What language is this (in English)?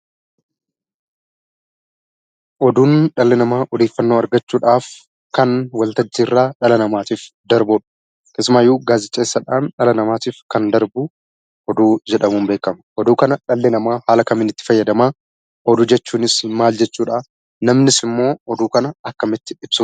Oromo